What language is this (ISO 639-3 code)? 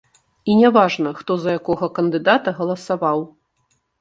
bel